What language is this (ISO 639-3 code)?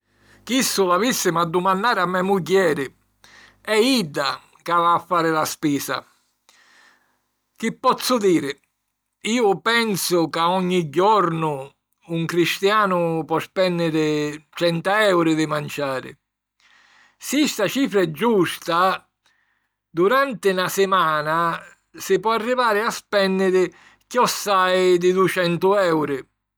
scn